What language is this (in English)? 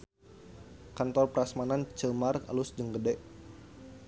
Sundanese